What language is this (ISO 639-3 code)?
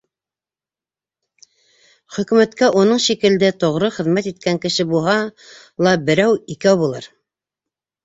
bak